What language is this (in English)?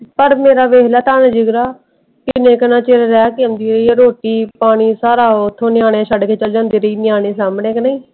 Punjabi